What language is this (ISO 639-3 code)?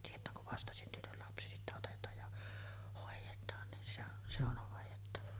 fin